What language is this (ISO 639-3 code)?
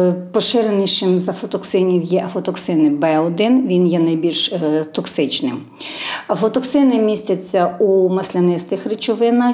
ukr